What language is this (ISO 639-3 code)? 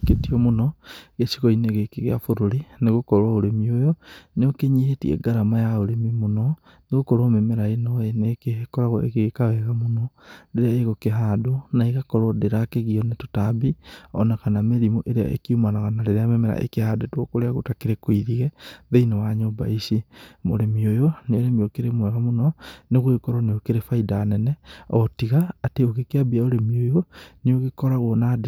kik